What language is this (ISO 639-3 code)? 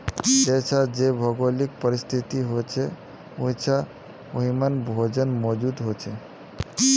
mag